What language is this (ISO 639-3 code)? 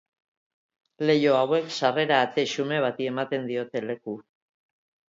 eus